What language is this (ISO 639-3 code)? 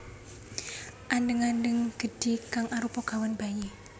jav